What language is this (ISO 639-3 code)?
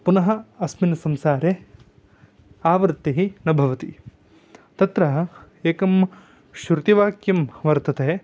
san